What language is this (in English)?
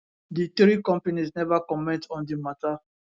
Nigerian Pidgin